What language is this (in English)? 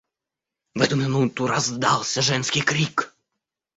Russian